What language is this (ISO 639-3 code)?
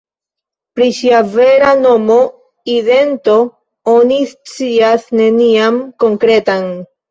epo